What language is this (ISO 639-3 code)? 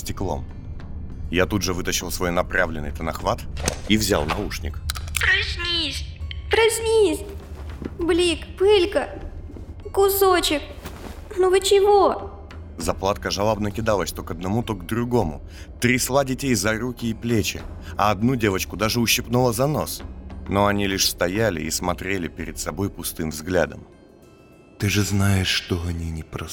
rus